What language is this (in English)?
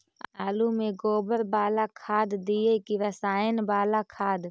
Magahi